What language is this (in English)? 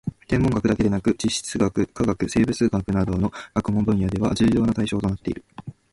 Japanese